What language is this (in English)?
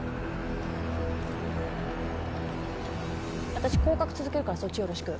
Japanese